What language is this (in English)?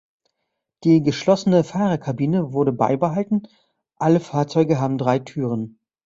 German